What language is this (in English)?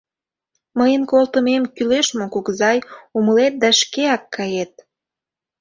Mari